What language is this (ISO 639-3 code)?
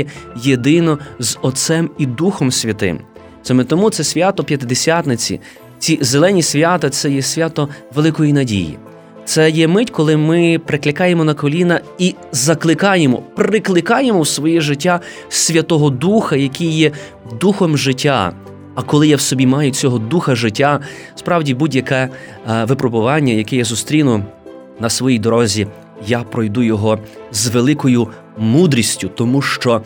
ukr